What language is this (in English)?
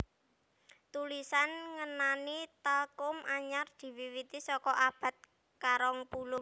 Javanese